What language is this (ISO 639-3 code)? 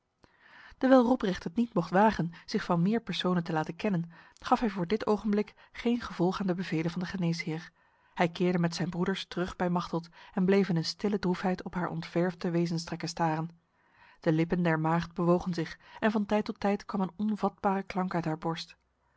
nld